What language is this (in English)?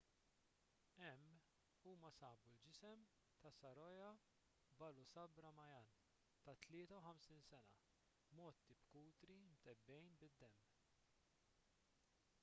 Maltese